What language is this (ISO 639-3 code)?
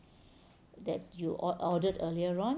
eng